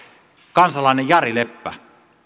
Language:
Finnish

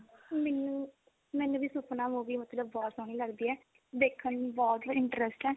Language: Punjabi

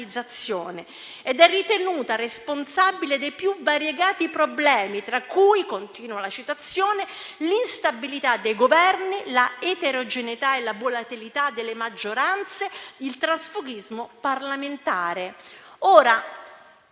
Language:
Italian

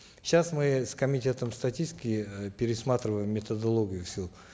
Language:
Kazakh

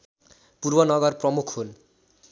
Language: Nepali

